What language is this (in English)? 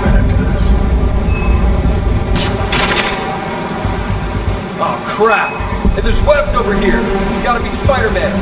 English